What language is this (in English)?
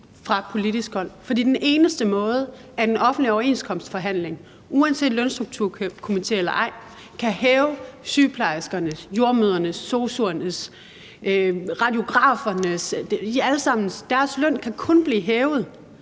Danish